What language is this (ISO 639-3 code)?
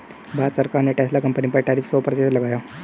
hin